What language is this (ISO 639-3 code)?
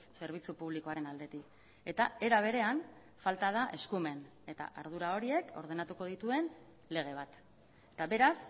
eus